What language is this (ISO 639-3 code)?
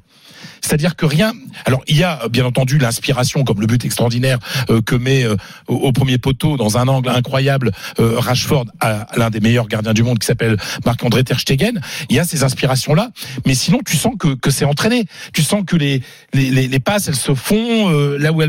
fra